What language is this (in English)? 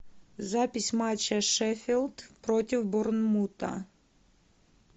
Russian